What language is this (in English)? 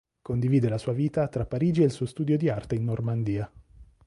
Italian